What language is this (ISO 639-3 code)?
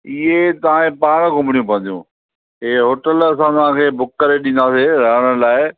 snd